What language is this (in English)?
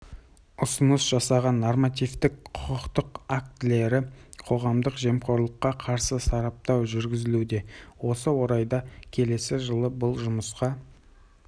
Kazakh